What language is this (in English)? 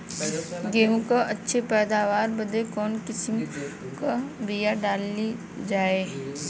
Bhojpuri